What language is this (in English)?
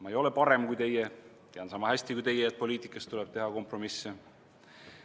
Estonian